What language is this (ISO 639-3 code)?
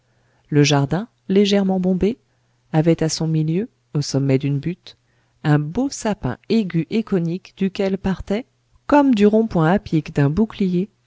fra